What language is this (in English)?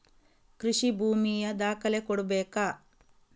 Kannada